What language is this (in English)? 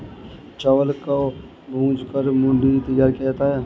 Hindi